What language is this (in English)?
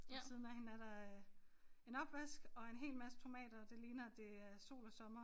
Danish